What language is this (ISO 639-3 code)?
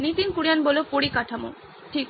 ben